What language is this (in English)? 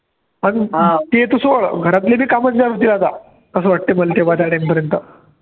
Marathi